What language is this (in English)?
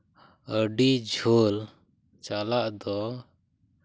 Santali